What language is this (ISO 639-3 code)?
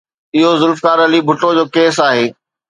snd